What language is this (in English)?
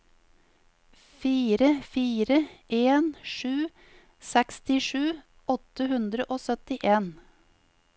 Norwegian